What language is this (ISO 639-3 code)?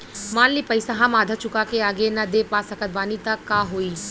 bho